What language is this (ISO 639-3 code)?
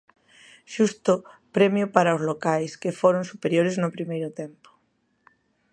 glg